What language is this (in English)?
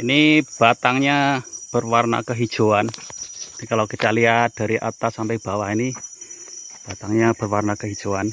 Indonesian